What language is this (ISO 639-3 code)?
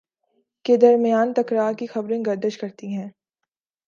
urd